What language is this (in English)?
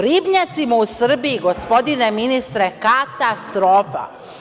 Serbian